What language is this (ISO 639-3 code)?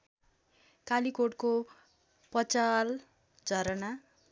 nep